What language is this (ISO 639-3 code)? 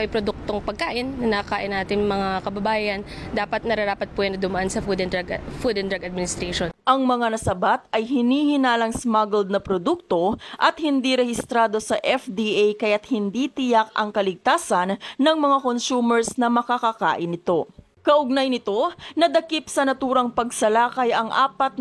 fil